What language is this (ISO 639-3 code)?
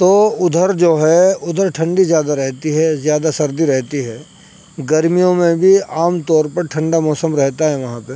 urd